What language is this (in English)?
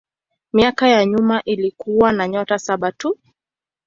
Swahili